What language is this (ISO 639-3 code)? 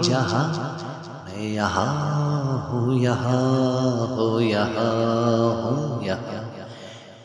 urd